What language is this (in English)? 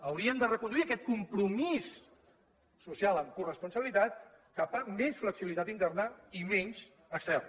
Catalan